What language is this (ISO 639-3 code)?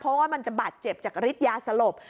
tha